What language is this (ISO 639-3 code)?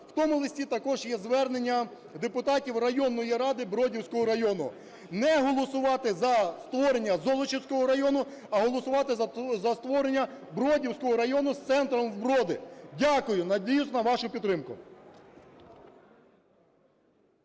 ukr